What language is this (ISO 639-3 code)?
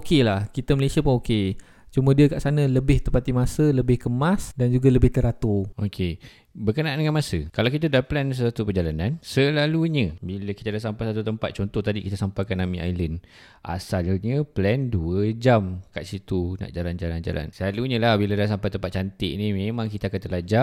msa